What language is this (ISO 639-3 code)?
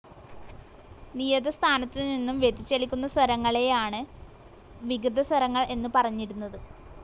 mal